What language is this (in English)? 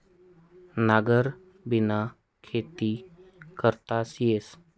Marathi